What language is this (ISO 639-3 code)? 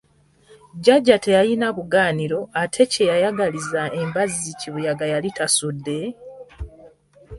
lug